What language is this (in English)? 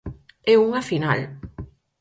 Galician